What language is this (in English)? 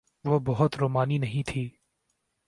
Urdu